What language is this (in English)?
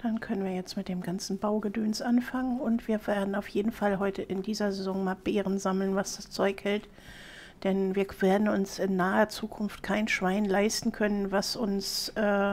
German